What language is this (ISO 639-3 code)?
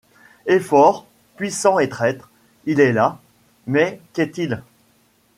fra